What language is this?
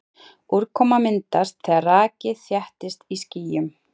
Icelandic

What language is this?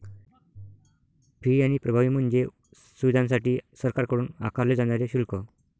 Marathi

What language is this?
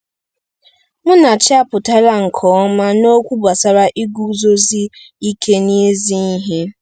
Igbo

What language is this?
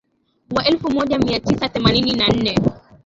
Swahili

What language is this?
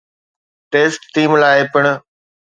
Sindhi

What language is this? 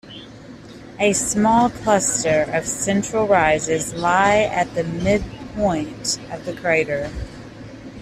English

